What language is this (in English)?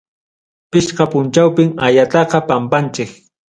Ayacucho Quechua